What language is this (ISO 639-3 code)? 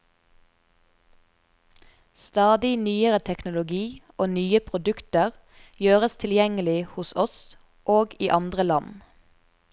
nor